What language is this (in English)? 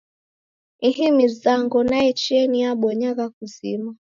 Taita